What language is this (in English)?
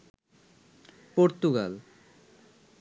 Bangla